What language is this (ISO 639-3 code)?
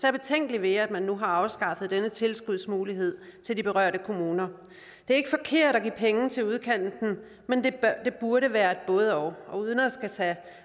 dan